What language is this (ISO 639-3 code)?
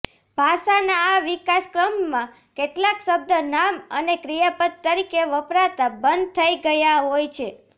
guj